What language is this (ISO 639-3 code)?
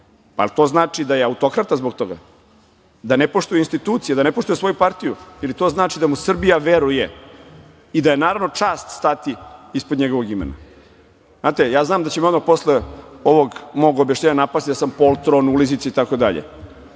srp